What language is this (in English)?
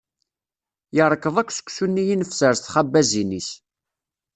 Kabyle